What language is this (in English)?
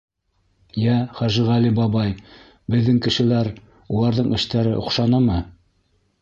Bashkir